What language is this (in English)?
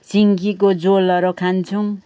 Nepali